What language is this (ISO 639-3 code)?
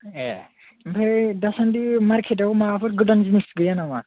brx